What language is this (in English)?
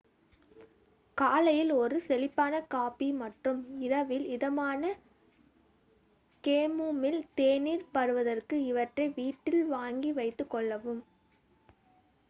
Tamil